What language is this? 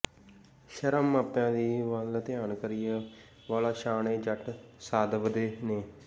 Punjabi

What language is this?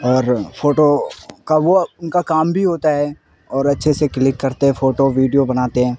Urdu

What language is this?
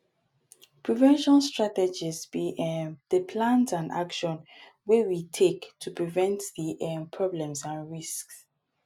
Nigerian Pidgin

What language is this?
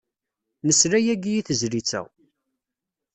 Kabyle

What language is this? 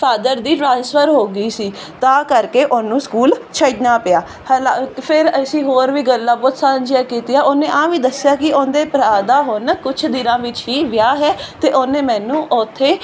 Punjabi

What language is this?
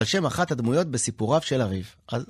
Hebrew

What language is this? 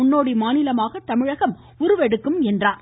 Tamil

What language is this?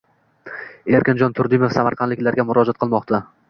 Uzbek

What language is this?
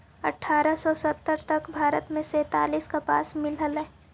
Magahi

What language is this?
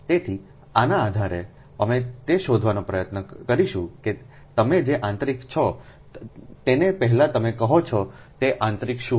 Gujarati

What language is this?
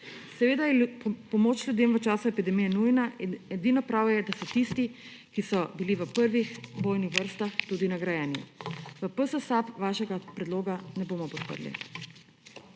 Slovenian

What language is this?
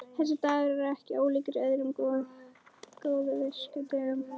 Icelandic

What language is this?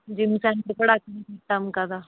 Telugu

